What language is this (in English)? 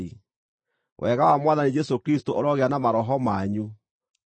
Kikuyu